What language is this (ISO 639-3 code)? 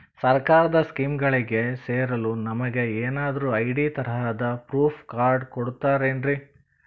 kan